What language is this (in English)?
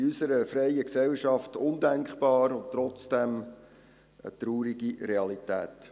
Swiss German